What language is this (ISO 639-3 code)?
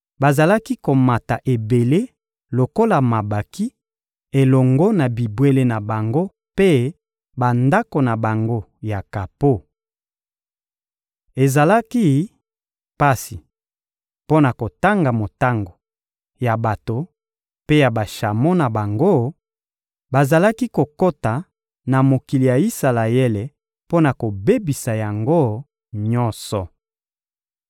lin